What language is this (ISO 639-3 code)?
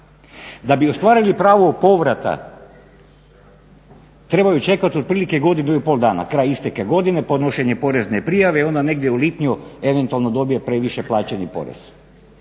hrv